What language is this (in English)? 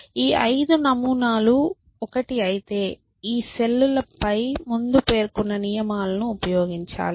Telugu